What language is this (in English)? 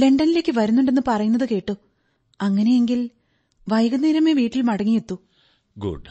Malayalam